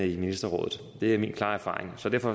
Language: Danish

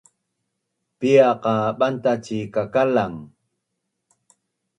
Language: Bunun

